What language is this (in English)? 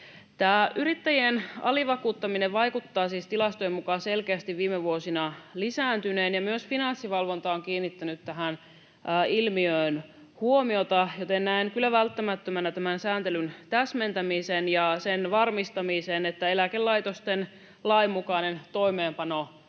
Finnish